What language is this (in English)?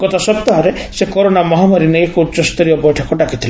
Odia